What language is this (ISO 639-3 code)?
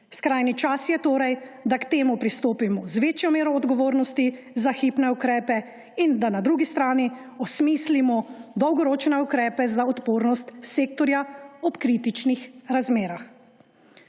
slv